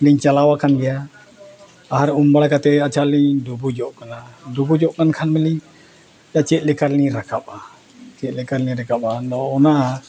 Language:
Santali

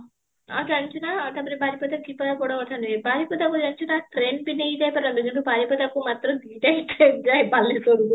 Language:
Odia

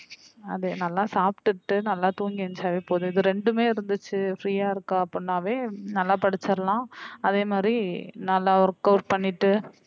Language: Tamil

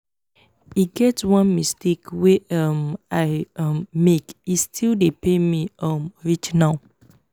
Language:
Nigerian Pidgin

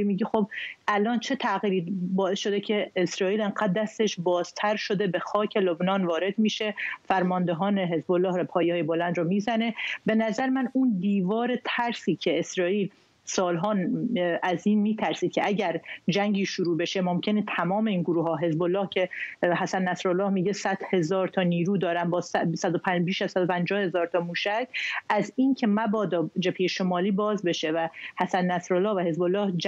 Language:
Persian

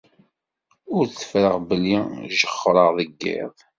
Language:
Kabyle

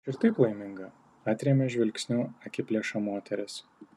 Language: Lithuanian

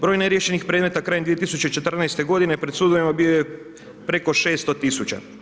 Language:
Croatian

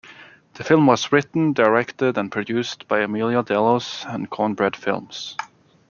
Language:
English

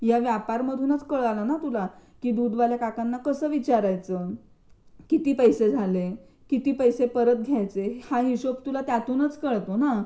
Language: Marathi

